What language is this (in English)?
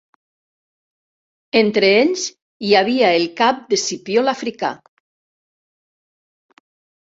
Catalan